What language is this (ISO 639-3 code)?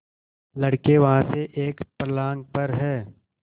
hin